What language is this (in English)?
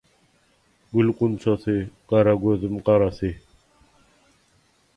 Turkmen